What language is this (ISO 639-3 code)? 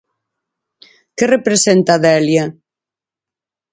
glg